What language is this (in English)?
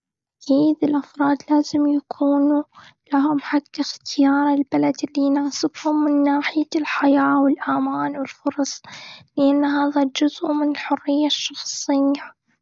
Gulf Arabic